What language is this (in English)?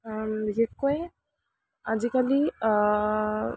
Assamese